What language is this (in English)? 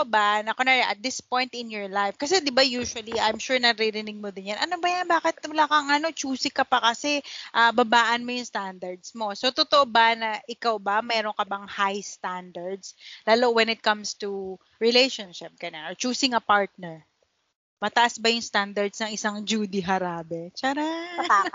Filipino